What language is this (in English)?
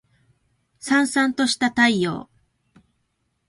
Japanese